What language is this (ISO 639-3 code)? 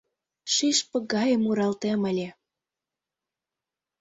chm